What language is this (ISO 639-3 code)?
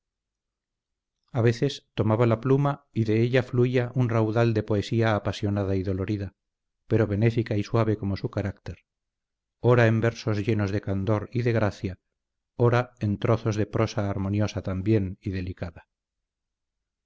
spa